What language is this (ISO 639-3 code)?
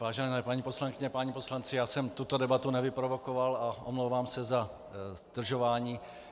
ces